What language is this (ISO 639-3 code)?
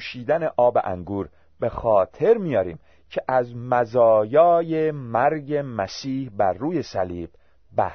fas